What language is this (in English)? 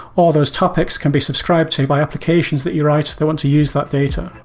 English